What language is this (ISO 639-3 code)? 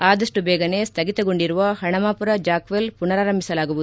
kan